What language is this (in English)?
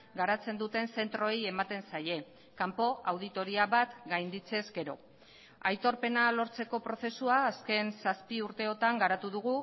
Basque